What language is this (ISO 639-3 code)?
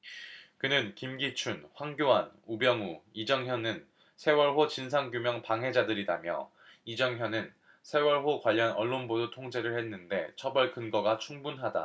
kor